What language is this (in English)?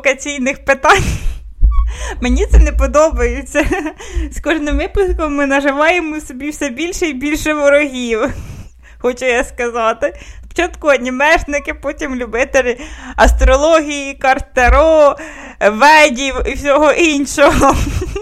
Ukrainian